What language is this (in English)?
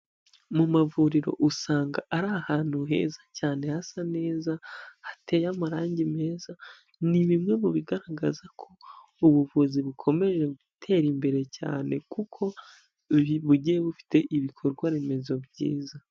Kinyarwanda